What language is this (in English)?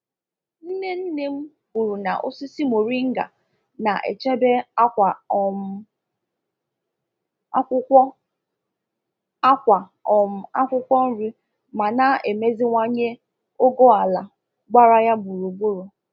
Igbo